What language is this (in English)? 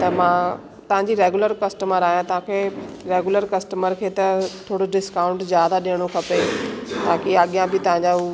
Sindhi